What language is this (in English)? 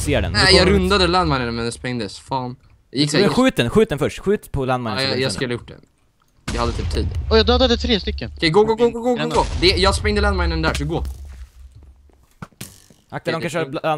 Swedish